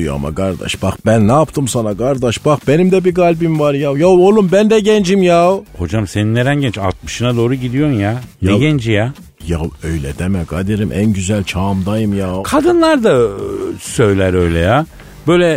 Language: Turkish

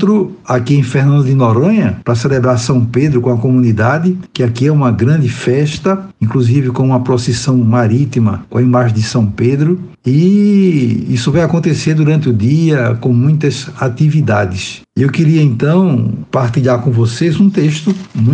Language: Portuguese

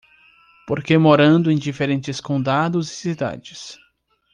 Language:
Portuguese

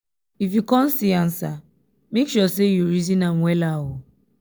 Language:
Nigerian Pidgin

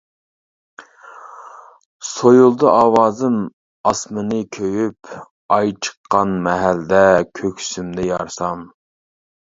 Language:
Uyghur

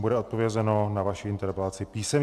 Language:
Czech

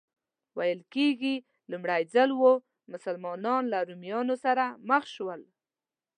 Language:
Pashto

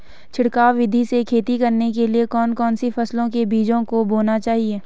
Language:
Hindi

